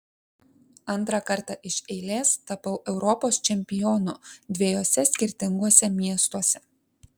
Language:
Lithuanian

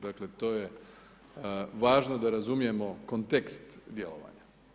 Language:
Croatian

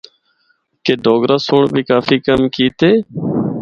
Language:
Northern Hindko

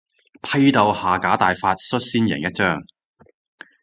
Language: Cantonese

